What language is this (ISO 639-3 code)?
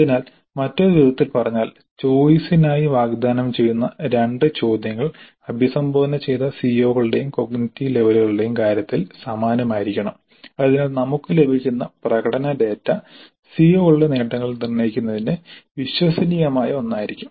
mal